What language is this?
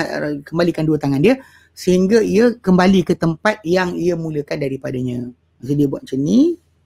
Malay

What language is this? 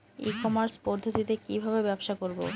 Bangla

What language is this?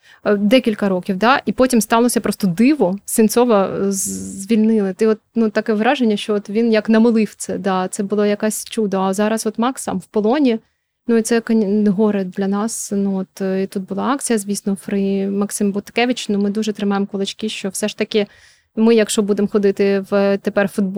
Ukrainian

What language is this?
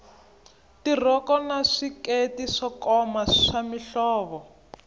Tsonga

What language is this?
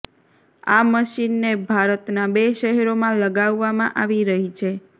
Gujarati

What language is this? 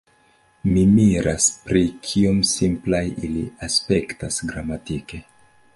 Esperanto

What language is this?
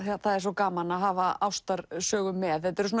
Icelandic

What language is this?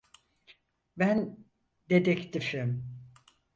Turkish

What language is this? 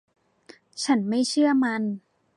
Thai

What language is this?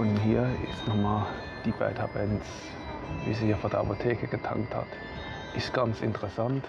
German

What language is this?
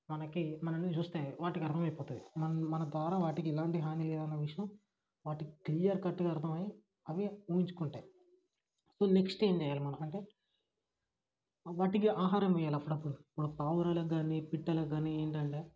Telugu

